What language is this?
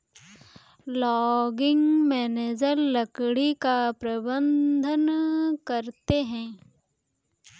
Hindi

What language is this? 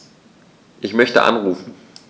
German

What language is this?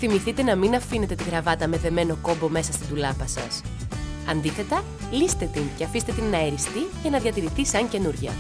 Greek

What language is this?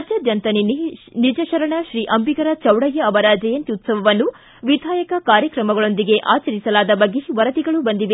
Kannada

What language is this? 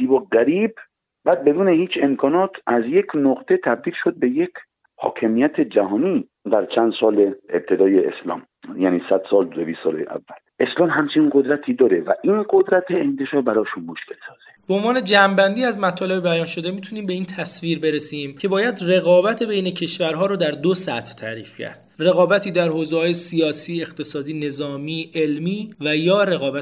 Persian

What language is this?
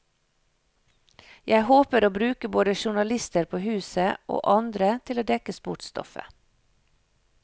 Norwegian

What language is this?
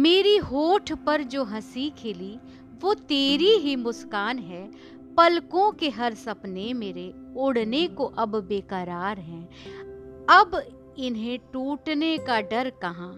Hindi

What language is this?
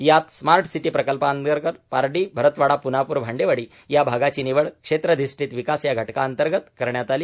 Marathi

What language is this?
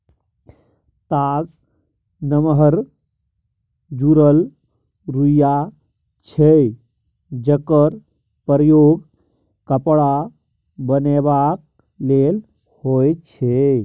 Maithili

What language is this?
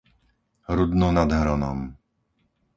Slovak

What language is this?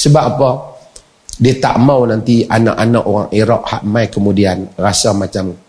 Malay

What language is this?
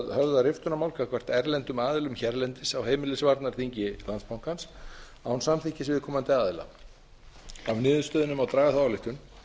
Icelandic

